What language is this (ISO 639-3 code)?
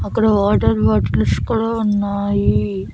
tel